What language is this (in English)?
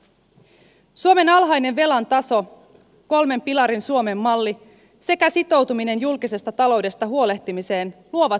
Finnish